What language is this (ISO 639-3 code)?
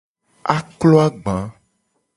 gej